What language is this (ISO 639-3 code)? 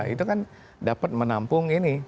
ind